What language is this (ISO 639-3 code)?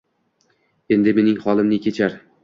uzb